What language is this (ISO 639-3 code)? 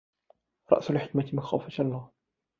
ara